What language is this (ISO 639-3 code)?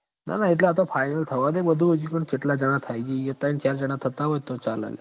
guj